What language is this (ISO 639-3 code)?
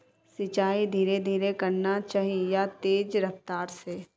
mag